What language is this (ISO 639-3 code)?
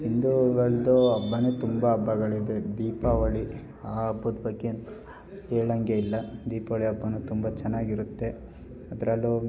kan